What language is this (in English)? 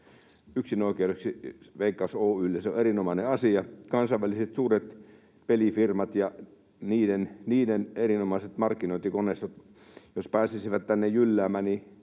Finnish